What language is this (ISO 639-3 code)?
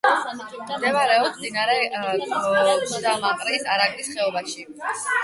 kat